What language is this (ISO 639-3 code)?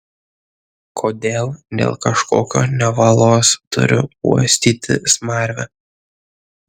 lit